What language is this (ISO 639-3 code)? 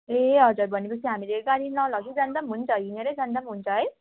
nep